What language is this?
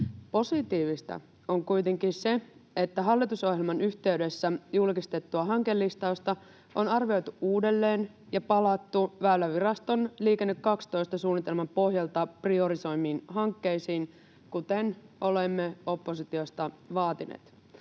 Finnish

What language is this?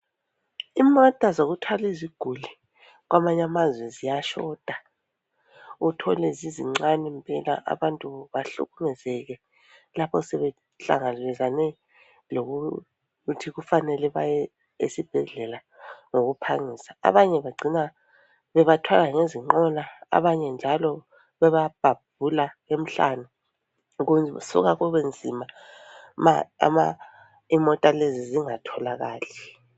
North Ndebele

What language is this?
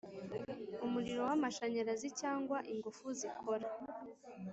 Kinyarwanda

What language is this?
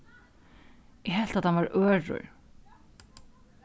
Faroese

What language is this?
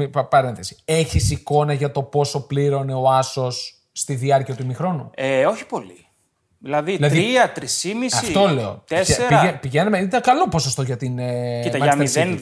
Greek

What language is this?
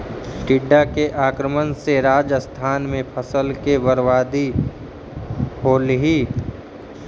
Magahi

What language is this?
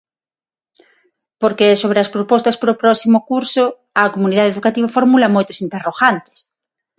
Galician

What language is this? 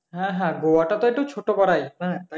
Bangla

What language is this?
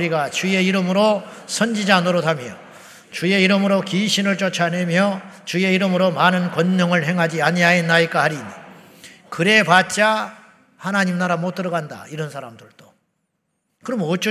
Korean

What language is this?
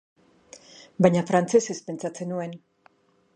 Basque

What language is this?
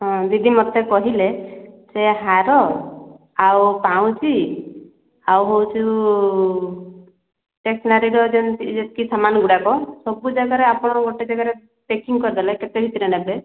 Odia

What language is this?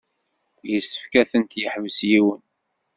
Kabyle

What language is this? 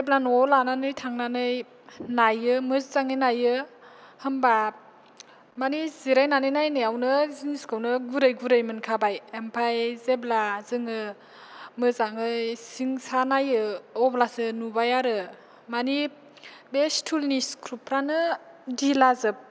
Bodo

